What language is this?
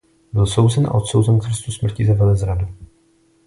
Czech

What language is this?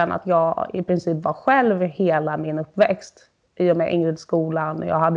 Swedish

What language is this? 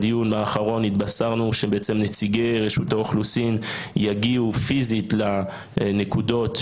Hebrew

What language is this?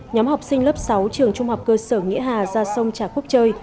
Vietnamese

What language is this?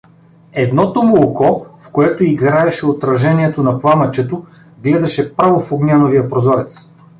Bulgarian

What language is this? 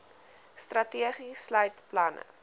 Afrikaans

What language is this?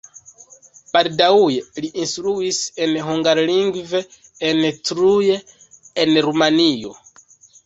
Esperanto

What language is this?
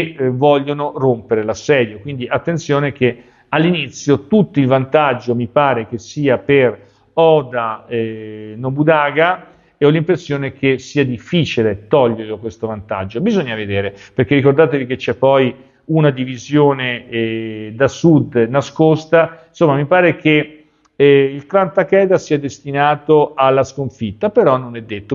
Italian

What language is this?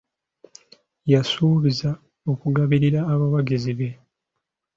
Ganda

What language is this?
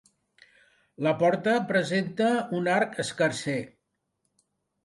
Catalan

